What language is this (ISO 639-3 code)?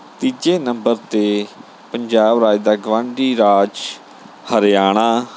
pan